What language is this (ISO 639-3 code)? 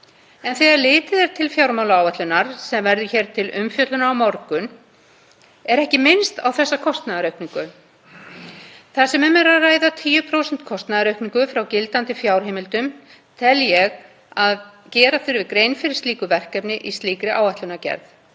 isl